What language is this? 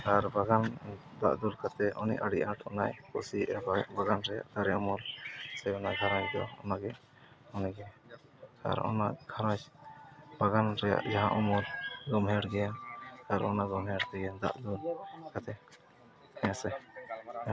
Santali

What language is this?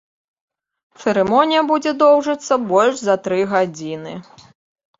Belarusian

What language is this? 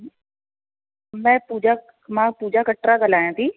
Sindhi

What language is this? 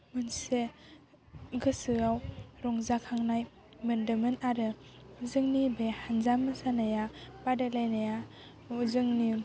Bodo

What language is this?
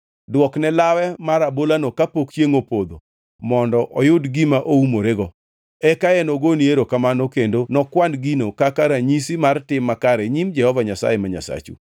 Luo (Kenya and Tanzania)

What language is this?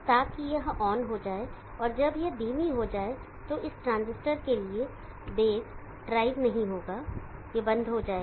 Hindi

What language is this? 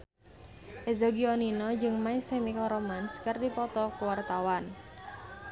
Sundanese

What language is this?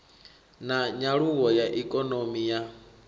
Venda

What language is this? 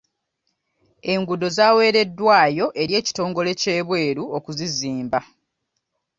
Ganda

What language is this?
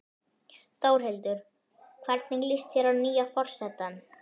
Icelandic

